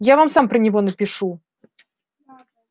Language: Russian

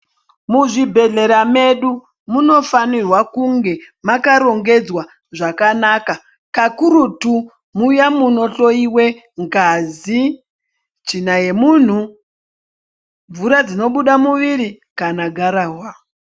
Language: Ndau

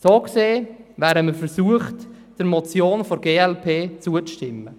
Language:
Swiss German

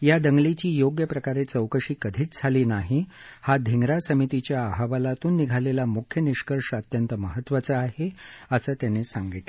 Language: Marathi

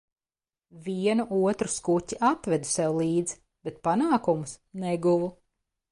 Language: Latvian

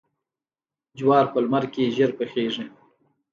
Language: Pashto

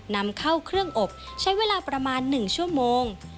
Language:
Thai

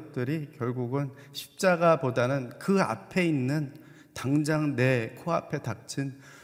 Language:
Korean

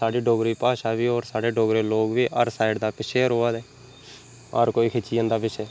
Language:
Dogri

